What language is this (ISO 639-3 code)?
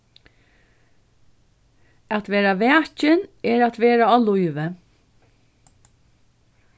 fao